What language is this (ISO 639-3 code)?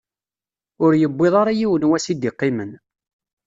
kab